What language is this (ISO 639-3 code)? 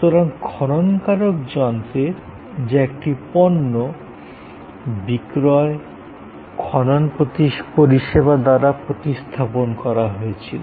ben